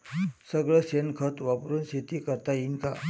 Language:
Marathi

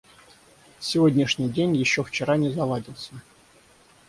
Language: Russian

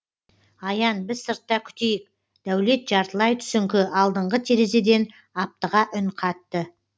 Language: Kazakh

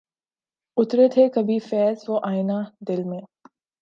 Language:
Urdu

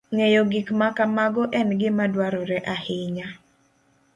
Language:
Luo (Kenya and Tanzania)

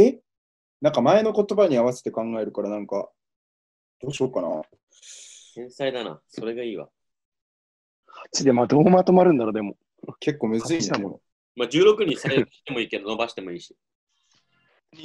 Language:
Japanese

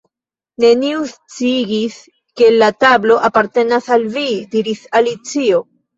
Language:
Esperanto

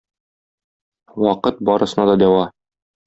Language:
Tatar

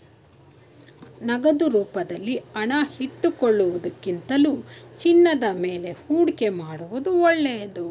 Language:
Kannada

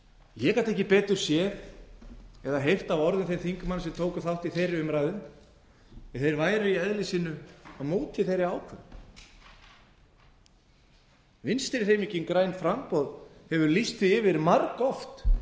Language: Icelandic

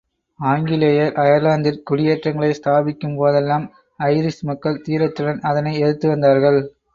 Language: Tamil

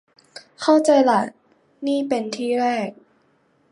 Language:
Thai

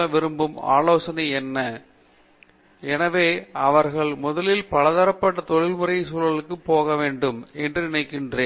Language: Tamil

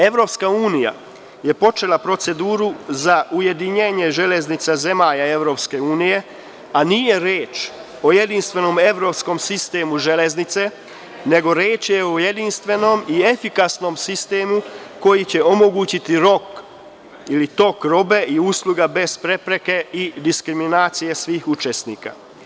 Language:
Serbian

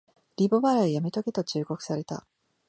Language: Japanese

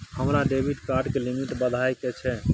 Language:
Maithili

